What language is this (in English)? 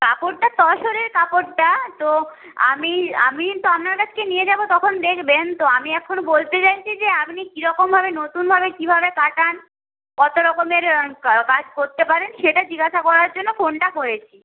Bangla